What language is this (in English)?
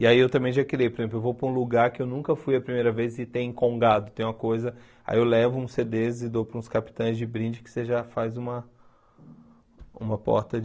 Portuguese